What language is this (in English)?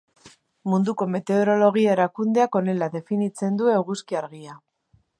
Basque